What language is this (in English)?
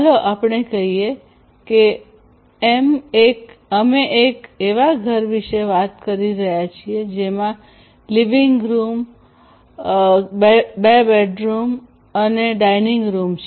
Gujarati